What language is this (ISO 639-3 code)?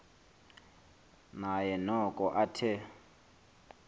xho